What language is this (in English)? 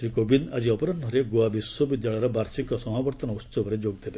Odia